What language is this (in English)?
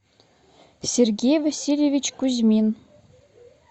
Russian